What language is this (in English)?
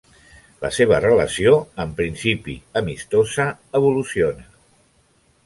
Catalan